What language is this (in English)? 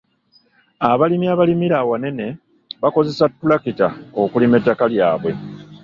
Ganda